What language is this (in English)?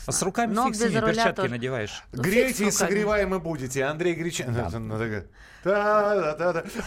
Russian